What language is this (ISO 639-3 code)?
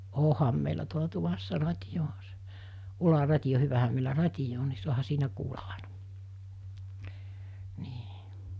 fin